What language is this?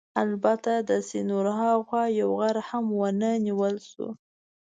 Pashto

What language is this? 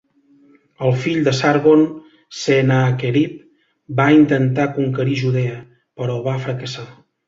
Catalan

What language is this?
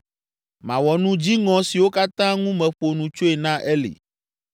Ewe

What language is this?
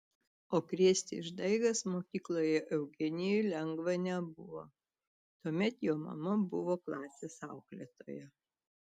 Lithuanian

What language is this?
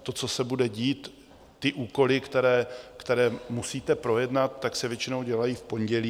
Czech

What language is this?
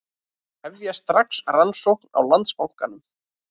Icelandic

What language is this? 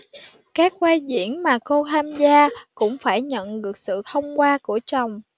Vietnamese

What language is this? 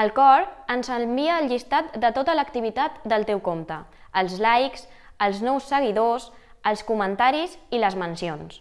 Catalan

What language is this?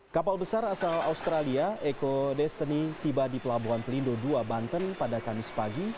Indonesian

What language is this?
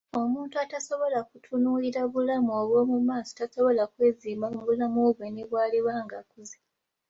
Ganda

